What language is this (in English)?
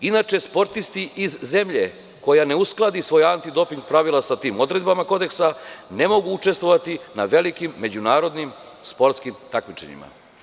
Serbian